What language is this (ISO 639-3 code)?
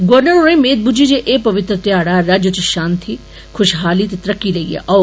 doi